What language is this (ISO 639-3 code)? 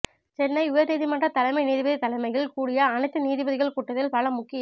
tam